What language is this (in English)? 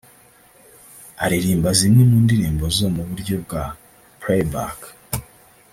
Kinyarwanda